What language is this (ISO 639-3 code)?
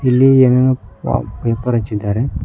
kan